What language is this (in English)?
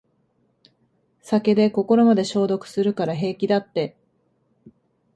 Japanese